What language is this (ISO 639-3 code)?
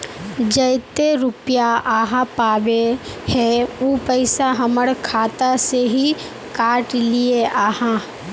mag